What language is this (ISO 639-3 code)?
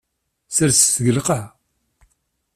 kab